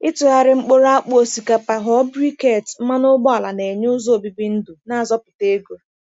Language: Igbo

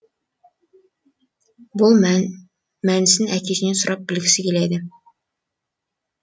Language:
Kazakh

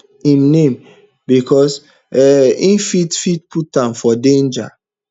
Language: Nigerian Pidgin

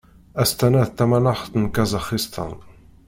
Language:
Kabyle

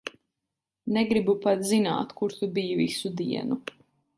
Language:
Latvian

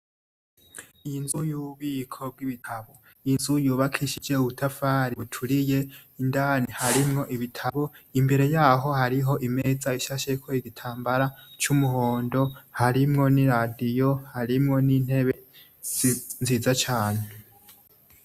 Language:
Rundi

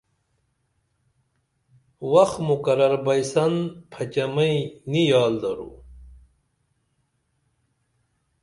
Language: Dameli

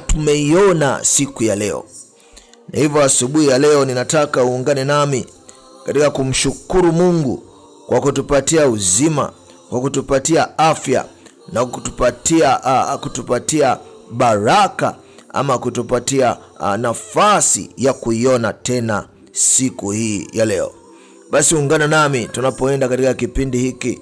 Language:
Swahili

